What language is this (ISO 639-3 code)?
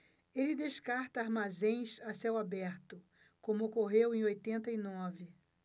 por